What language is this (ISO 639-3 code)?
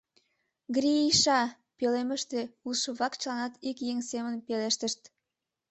chm